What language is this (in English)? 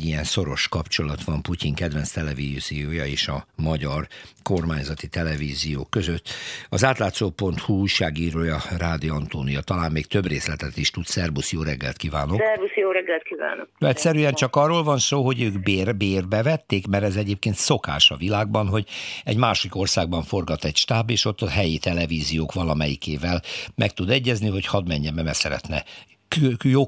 Hungarian